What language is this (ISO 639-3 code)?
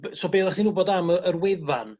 cym